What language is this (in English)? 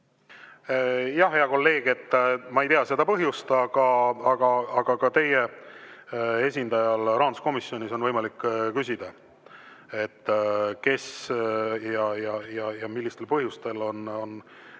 Estonian